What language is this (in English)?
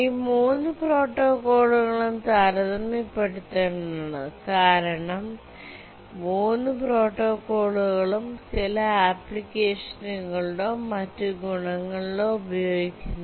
Malayalam